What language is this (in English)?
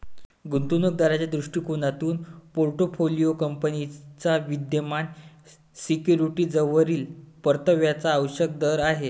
Marathi